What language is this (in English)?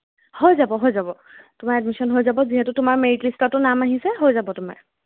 Assamese